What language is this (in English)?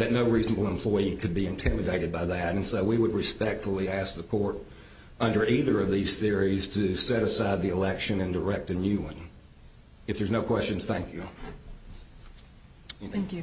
English